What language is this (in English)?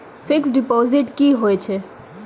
Maithili